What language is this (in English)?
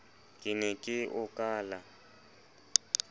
Southern Sotho